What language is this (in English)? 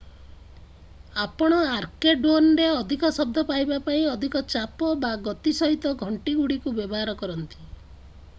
Odia